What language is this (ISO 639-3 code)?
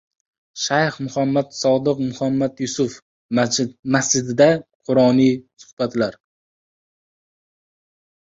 uzb